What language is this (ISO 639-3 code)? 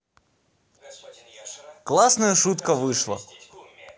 rus